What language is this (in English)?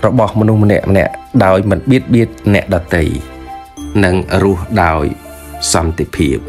Thai